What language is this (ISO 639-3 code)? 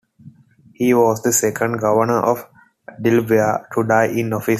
eng